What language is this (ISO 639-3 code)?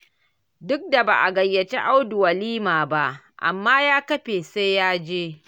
hau